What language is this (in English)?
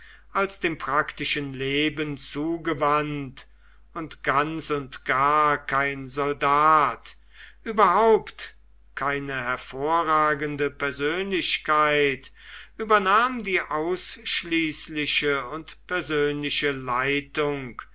German